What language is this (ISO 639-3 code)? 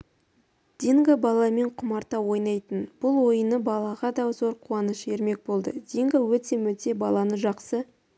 kaz